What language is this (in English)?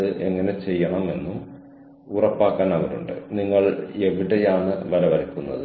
Malayalam